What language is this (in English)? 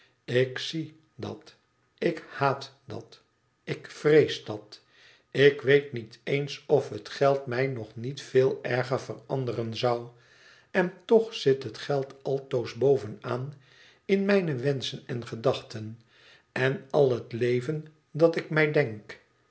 Dutch